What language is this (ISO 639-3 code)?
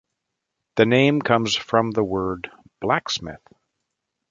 eng